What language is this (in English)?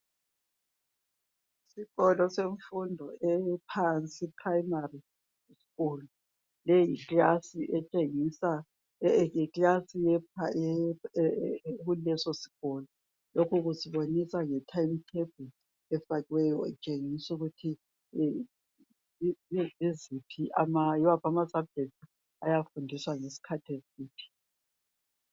North Ndebele